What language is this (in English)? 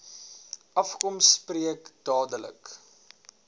Afrikaans